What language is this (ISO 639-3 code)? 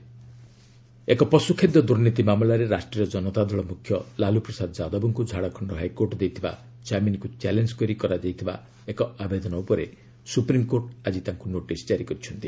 ori